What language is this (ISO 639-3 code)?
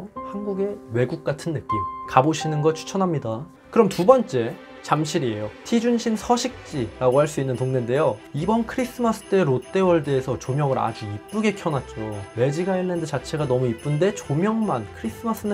kor